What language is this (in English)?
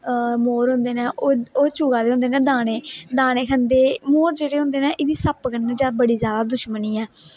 Dogri